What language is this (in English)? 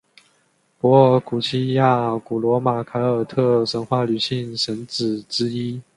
Chinese